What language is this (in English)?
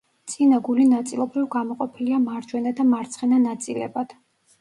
Georgian